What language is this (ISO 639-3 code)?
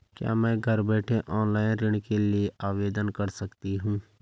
hin